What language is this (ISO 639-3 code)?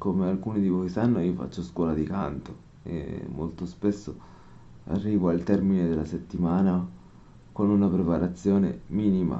ita